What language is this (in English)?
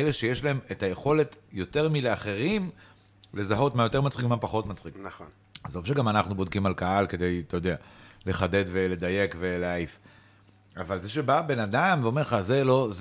Hebrew